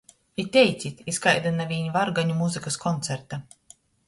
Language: Latgalian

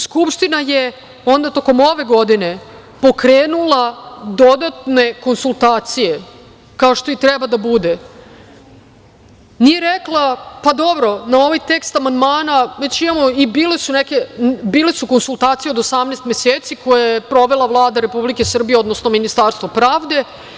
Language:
Serbian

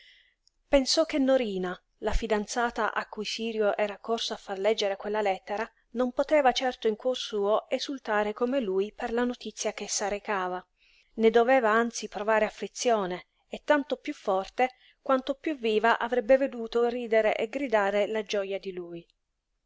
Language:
Italian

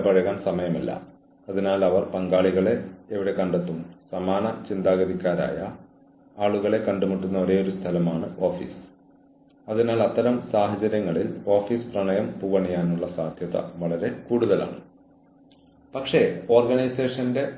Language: Malayalam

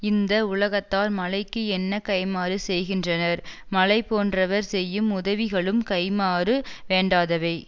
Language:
Tamil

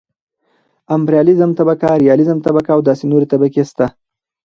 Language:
Pashto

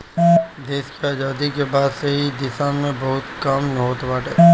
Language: Bhojpuri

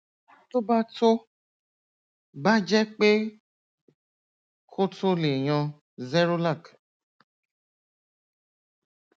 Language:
Yoruba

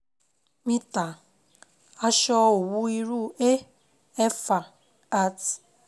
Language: Yoruba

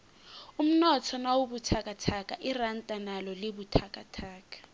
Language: South Ndebele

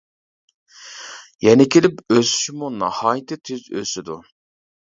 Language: Uyghur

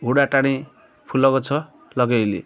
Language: Odia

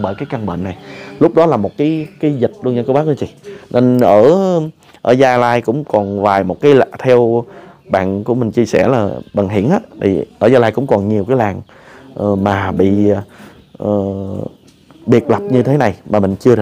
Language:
Vietnamese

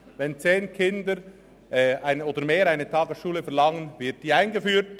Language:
Swiss German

